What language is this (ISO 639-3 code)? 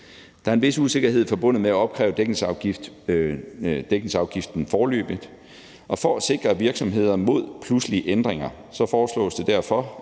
dan